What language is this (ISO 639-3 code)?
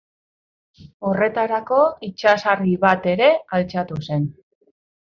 eus